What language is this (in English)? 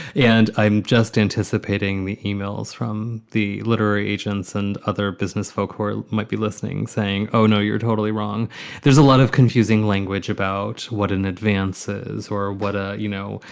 English